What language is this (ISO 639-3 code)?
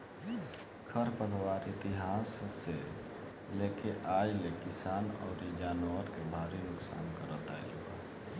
bho